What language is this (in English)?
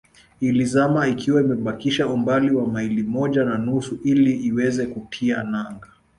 Swahili